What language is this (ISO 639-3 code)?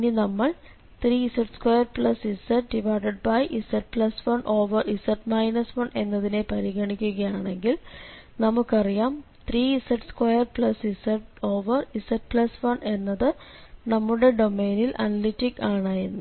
mal